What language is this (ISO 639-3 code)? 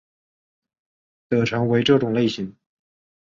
zho